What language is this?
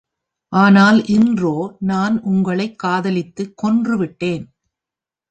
Tamil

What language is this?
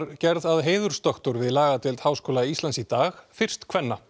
Icelandic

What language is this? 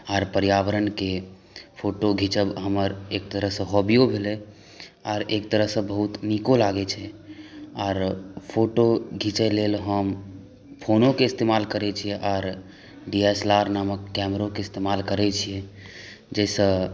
Maithili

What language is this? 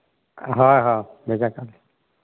Santali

